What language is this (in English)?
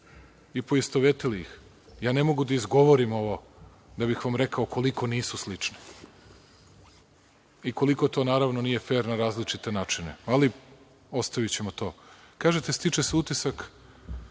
Serbian